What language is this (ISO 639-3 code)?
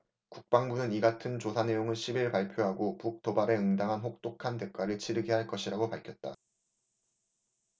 kor